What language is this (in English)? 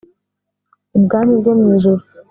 Kinyarwanda